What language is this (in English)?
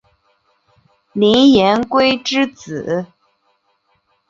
Chinese